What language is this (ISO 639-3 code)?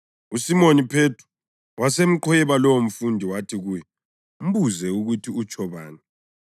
nde